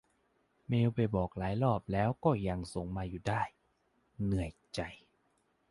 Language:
Thai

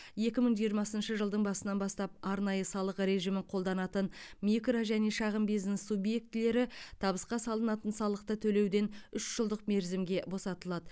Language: Kazakh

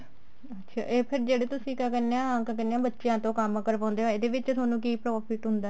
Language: Punjabi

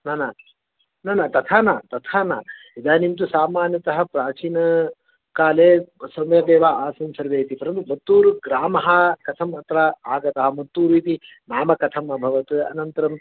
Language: Sanskrit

